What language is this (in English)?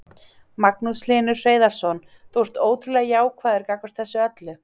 Icelandic